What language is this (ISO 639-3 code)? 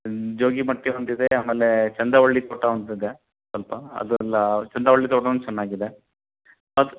kan